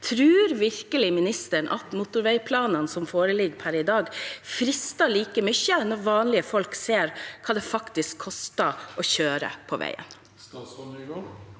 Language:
Norwegian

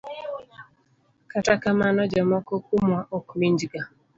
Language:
Luo (Kenya and Tanzania)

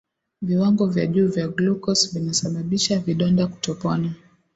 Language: Swahili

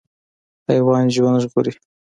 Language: Pashto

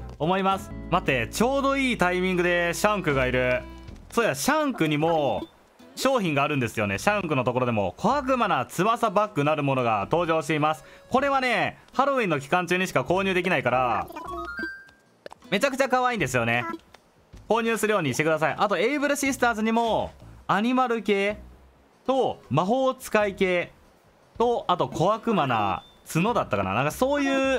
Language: Japanese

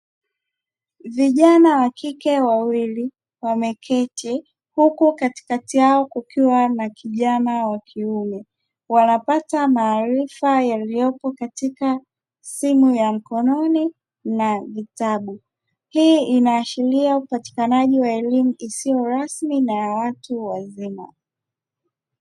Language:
Swahili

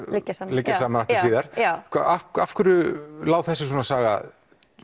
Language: Icelandic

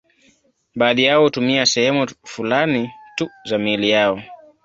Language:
Swahili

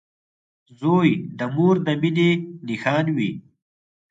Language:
Pashto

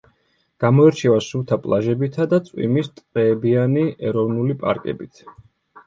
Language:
Georgian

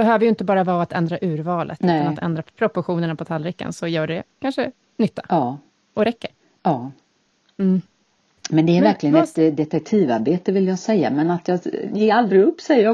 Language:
Swedish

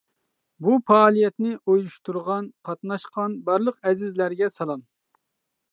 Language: Uyghur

